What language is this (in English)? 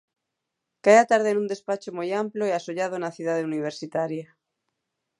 Galician